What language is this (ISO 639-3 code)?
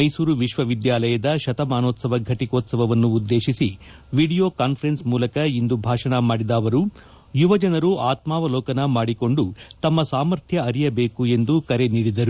kan